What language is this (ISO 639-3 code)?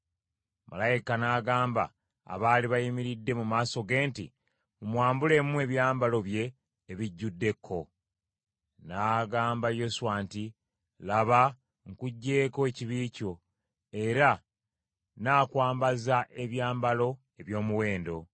lug